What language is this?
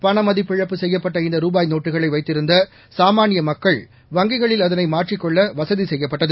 Tamil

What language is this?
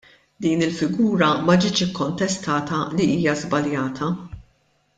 Maltese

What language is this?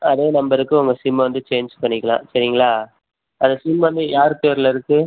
Tamil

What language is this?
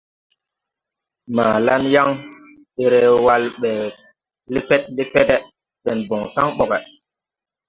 Tupuri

